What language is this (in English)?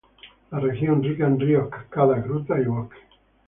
Spanish